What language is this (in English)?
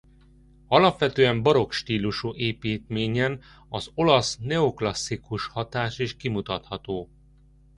Hungarian